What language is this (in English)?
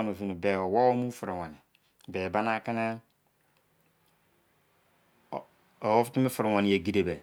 Izon